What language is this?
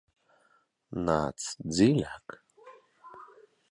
Latvian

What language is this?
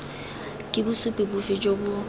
Tswana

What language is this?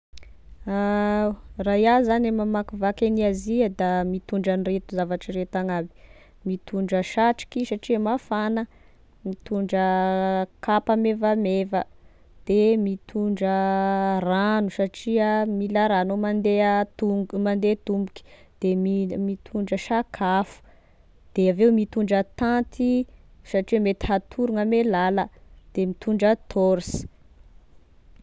Tesaka Malagasy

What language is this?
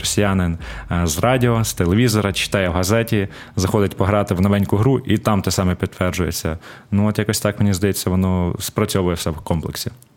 Ukrainian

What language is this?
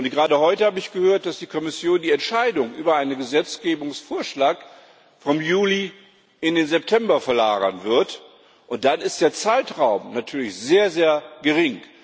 German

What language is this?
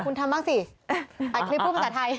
Thai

